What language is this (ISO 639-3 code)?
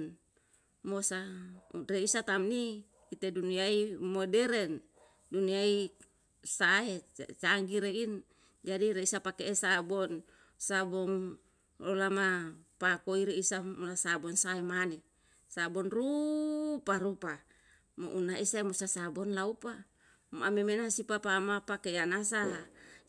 jal